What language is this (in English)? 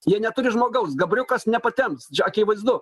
Lithuanian